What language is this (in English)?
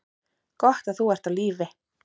Icelandic